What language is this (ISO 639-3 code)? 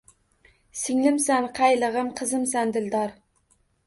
uzb